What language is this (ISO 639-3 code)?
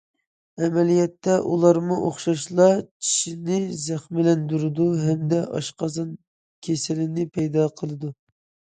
uig